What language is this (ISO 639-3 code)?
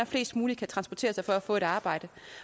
dan